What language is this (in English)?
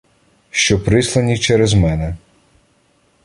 Ukrainian